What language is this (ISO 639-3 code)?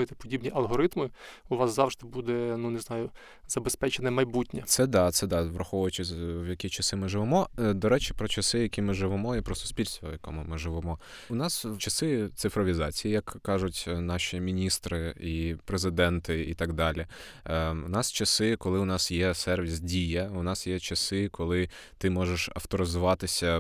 ukr